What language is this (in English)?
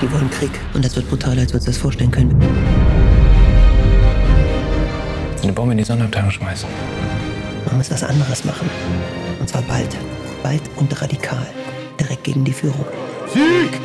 German